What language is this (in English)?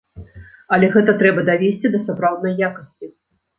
Belarusian